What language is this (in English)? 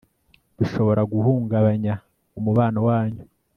Kinyarwanda